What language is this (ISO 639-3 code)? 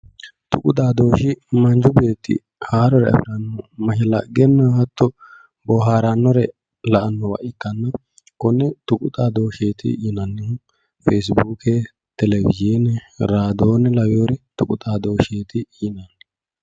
sid